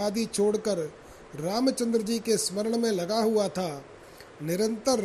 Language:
Hindi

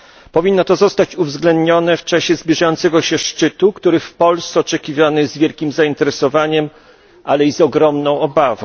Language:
Polish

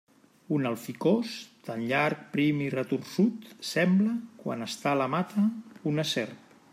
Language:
Catalan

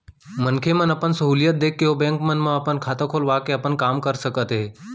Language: Chhattisgarhi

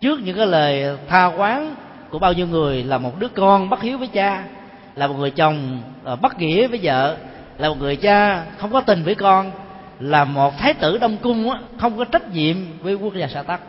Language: Vietnamese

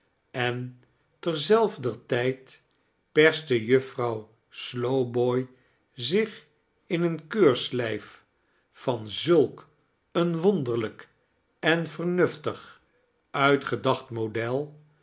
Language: Dutch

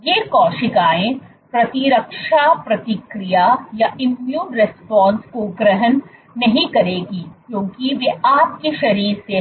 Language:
Hindi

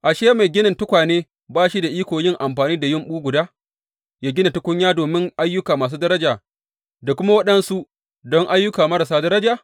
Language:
Hausa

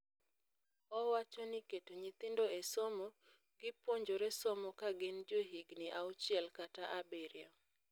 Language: Luo (Kenya and Tanzania)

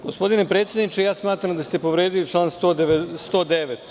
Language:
Serbian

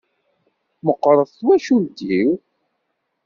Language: Kabyle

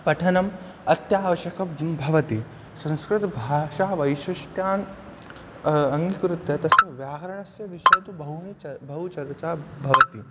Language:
Sanskrit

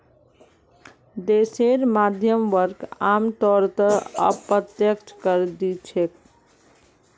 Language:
Magahi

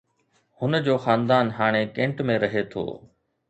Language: Sindhi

